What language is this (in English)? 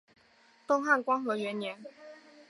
Chinese